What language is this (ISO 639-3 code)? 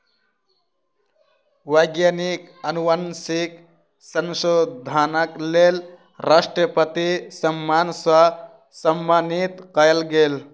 mai